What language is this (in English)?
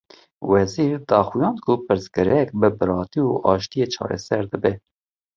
Kurdish